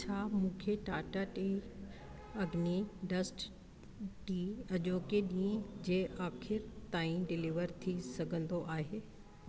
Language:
Sindhi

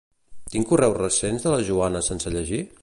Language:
Catalan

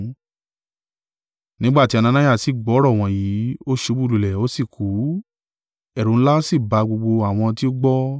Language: Yoruba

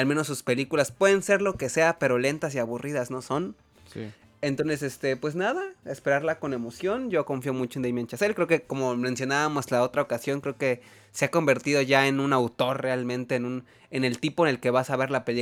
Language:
Spanish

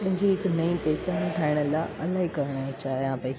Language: Sindhi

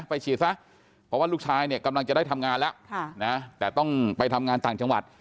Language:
Thai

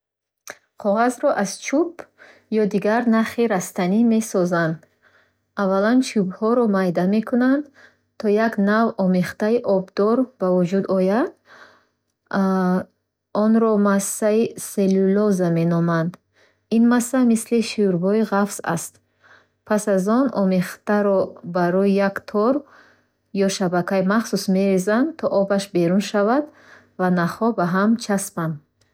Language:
Bukharic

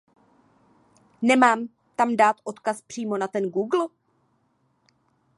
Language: Czech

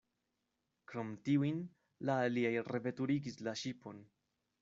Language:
Esperanto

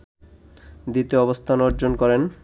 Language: Bangla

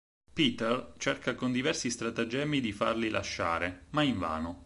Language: Italian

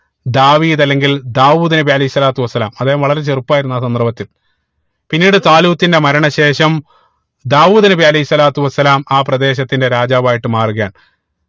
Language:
Malayalam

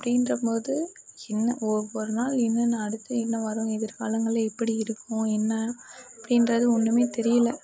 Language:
Tamil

